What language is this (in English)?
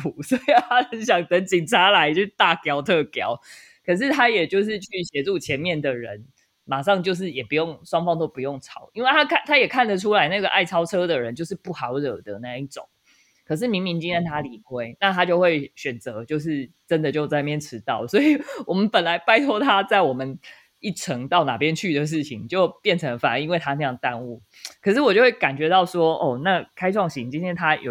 Chinese